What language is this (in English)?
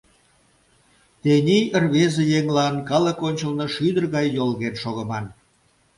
Mari